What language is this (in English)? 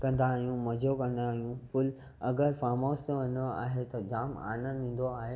Sindhi